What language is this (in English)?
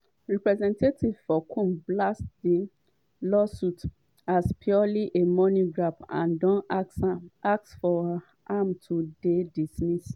Nigerian Pidgin